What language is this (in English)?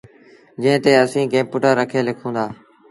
Sindhi Bhil